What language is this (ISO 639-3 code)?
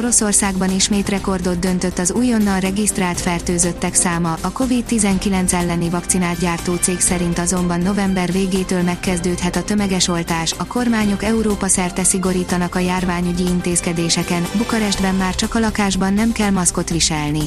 hun